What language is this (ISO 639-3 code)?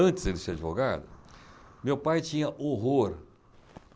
por